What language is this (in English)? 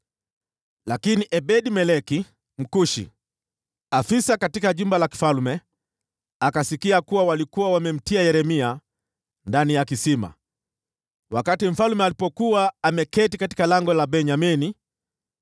Swahili